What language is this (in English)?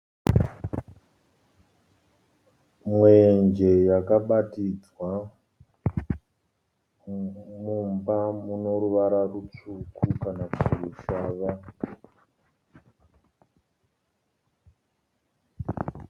Shona